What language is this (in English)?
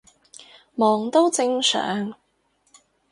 Cantonese